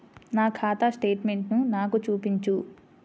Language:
Telugu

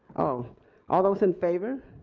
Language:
English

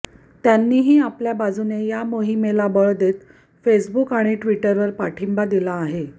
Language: Marathi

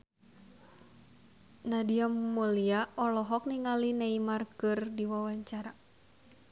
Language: Sundanese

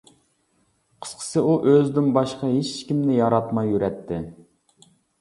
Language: Uyghur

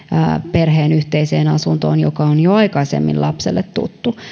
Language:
Finnish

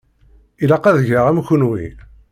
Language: Kabyle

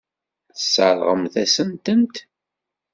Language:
Kabyle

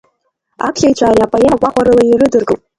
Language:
Abkhazian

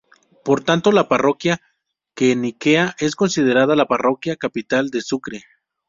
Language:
Spanish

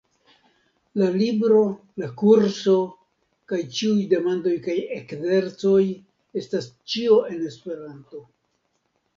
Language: Esperanto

